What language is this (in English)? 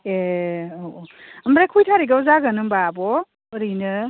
Bodo